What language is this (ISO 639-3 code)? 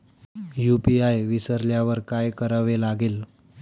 mar